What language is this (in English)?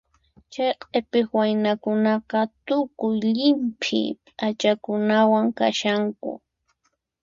Puno Quechua